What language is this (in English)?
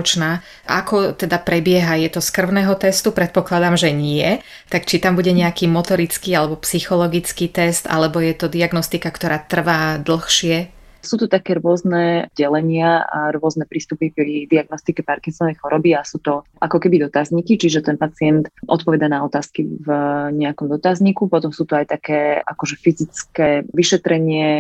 Slovak